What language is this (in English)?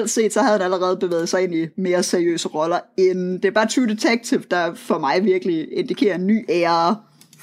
Danish